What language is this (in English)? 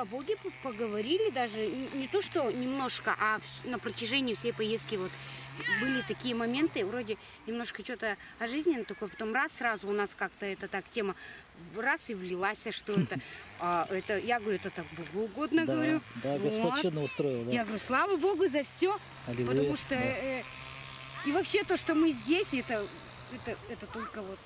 Russian